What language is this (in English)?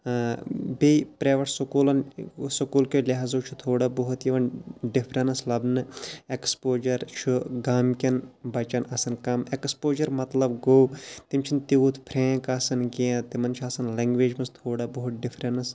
Kashmiri